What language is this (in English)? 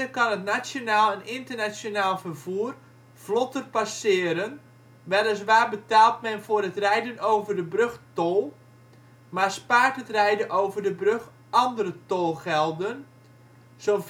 Dutch